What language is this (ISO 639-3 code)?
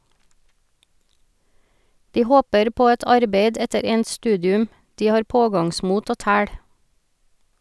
nor